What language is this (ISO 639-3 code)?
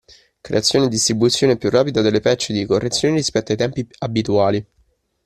ita